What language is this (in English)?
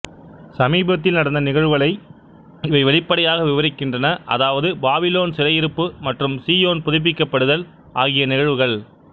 Tamil